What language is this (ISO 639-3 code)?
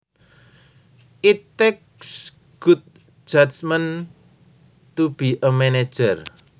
jav